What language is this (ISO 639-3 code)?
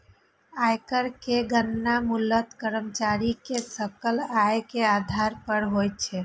mai